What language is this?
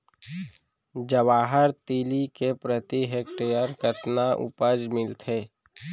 Chhattisgarhi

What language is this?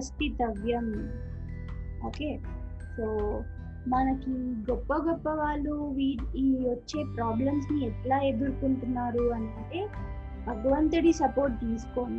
Telugu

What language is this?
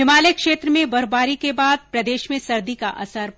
Hindi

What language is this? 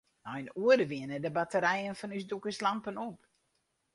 Western Frisian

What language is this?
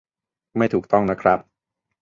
Thai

